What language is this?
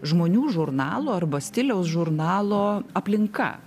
Lithuanian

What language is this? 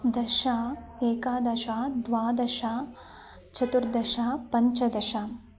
Sanskrit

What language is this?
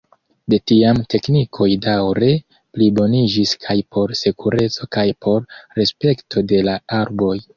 Esperanto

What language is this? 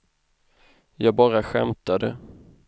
Swedish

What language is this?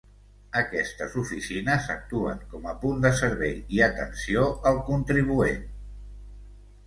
Catalan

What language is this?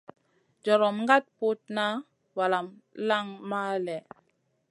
Masana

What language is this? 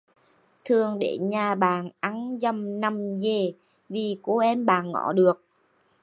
Vietnamese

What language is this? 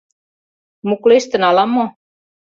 Mari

